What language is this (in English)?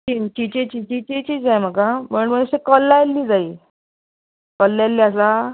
Konkani